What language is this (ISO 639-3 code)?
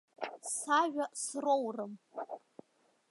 abk